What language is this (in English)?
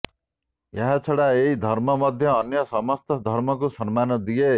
Odia